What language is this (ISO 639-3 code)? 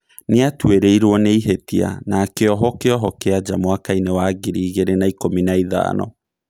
kik